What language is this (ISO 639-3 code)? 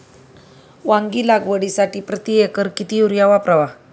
mar